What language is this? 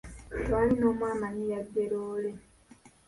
Ganda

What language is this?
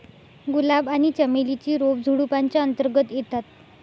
Marathi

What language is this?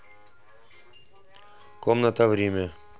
Russian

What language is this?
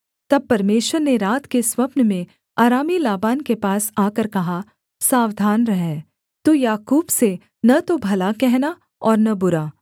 Hindi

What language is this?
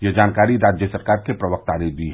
Hindi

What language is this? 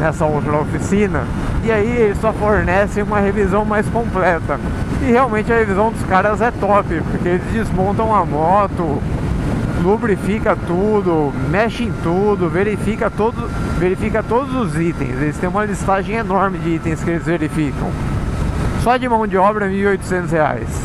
Portuguese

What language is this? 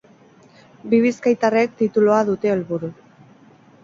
Basque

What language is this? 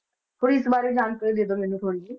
Punjabi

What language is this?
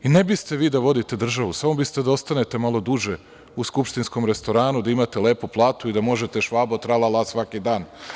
Serbian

